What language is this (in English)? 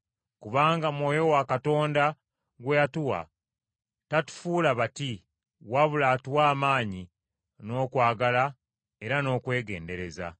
Ganda